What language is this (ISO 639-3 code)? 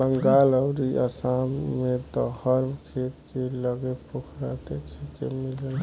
bho